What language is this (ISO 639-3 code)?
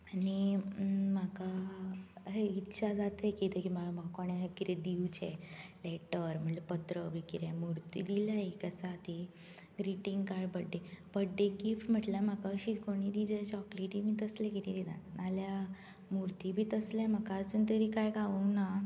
kok